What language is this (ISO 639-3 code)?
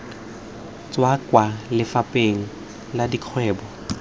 tsn